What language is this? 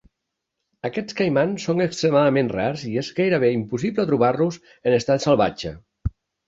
Catalan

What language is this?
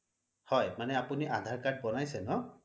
Assamese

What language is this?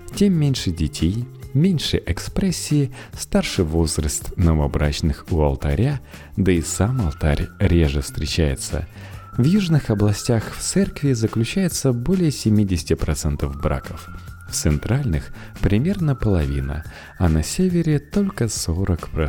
Russian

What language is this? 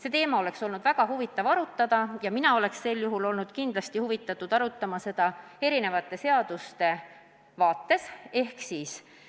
Estonian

